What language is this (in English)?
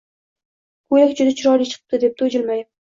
Uzbek